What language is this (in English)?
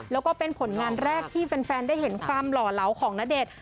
Thai